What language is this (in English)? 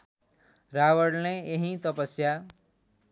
Nepali